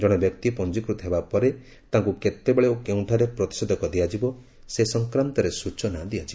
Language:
Odia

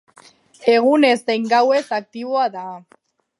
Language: Basque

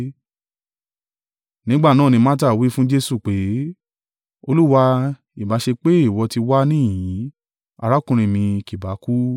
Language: Yoruba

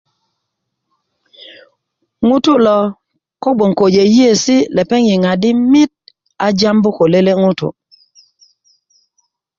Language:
Kuku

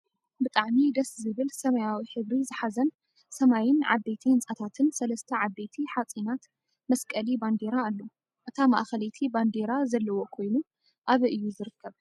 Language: Tigrinya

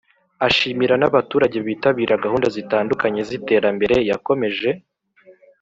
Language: Kinyarwanda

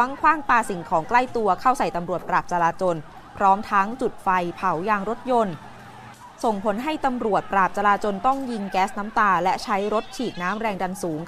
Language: Thai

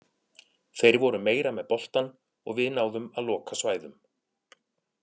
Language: Icelandic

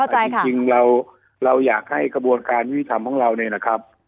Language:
Thai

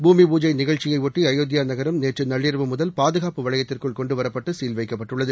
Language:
Tamil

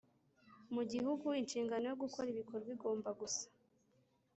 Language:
Kinyarwanda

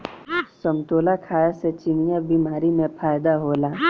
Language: Bhojpuri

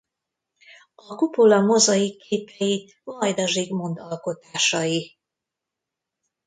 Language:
Hungarian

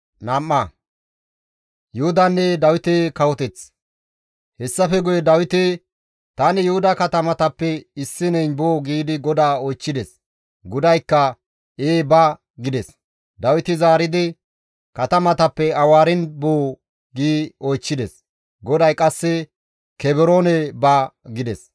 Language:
Gamo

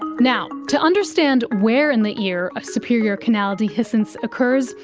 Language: English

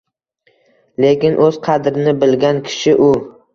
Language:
Uzbek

